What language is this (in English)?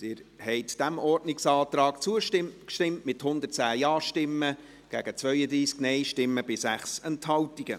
Swiss German